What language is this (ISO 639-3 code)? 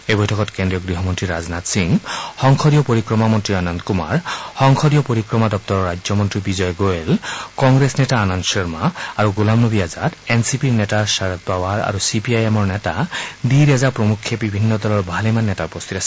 asm